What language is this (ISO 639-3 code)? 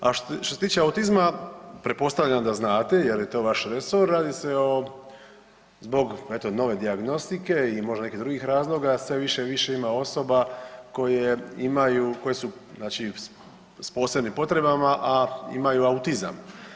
hrv